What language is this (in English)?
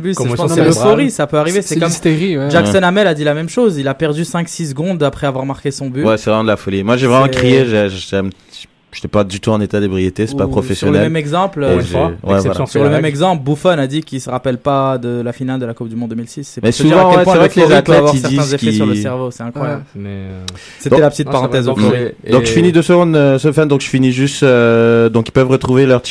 French